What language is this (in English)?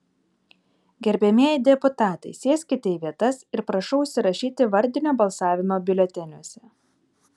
Lithuanian